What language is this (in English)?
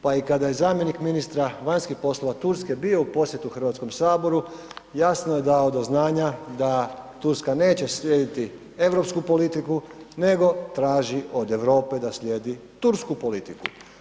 Croatian